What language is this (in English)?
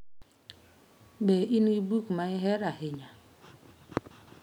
Luo (Kenya and Tanzania)